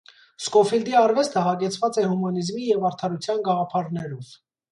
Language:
Armenian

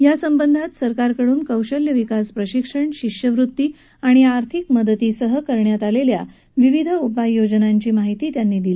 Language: Marathi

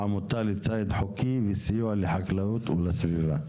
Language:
Hebrew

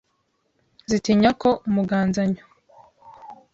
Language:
Kinyarwanda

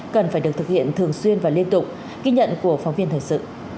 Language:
Vietnamese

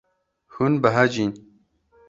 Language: Kurdish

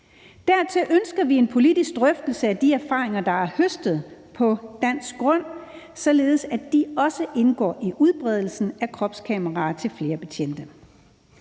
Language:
Danish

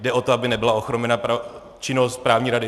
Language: Czech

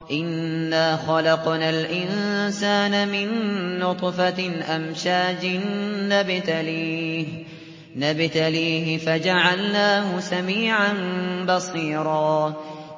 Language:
Arabic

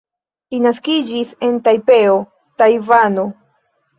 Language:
Esperanto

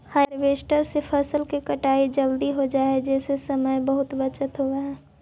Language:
Magahi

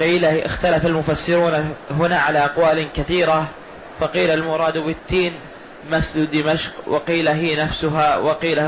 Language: Arabic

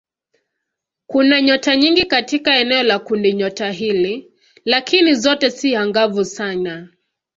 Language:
Swahili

